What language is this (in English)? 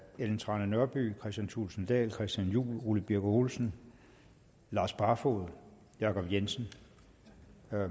Danish